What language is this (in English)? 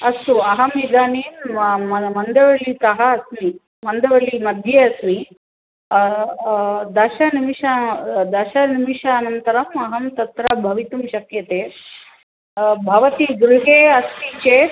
Sanskrit